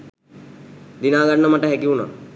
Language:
Sinhala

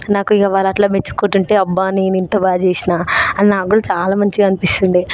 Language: Telugu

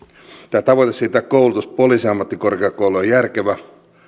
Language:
Finnish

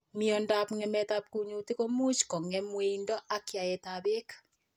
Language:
Kalenjin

